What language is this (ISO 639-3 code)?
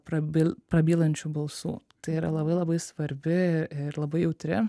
lit